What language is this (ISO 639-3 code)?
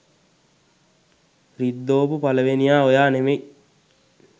sin